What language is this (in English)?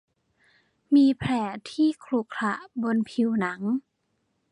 Thai